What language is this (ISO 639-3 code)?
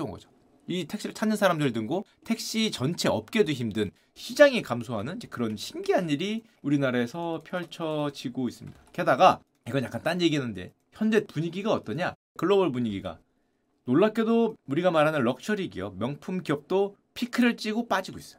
kor